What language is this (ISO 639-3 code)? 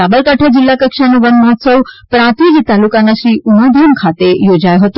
guj